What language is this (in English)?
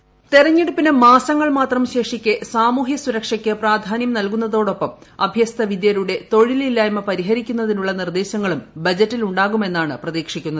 Malayalam